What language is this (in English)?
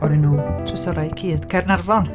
Welsh